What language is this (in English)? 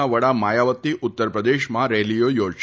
Gujarati